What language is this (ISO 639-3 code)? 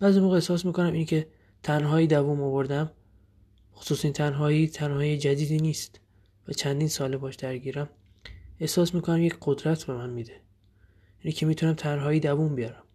fas